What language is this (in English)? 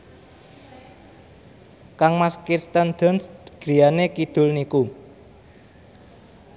Javanese